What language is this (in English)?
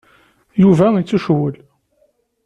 Kabyle